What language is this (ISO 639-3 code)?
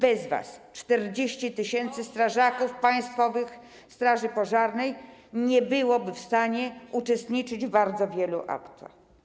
pol